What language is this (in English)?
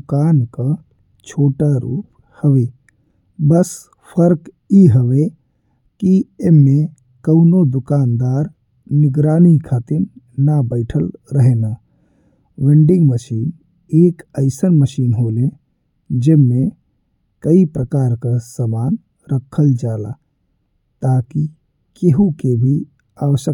Bhojpuri